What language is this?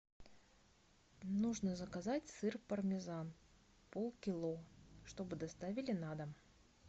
Russian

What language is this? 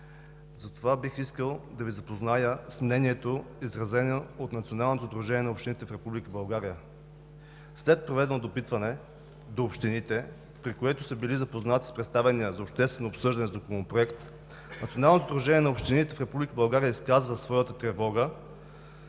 Bulgarian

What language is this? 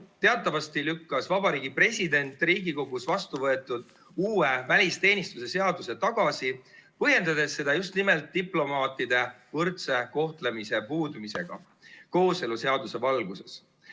Estonian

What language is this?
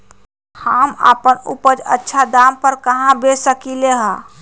Magahi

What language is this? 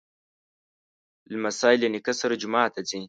Pashto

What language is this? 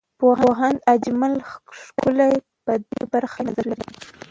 Pashto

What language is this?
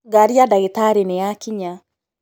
Kikuyu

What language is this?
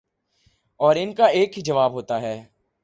Urdu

